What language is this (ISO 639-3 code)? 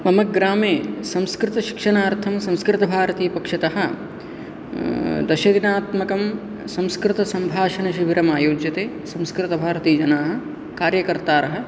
san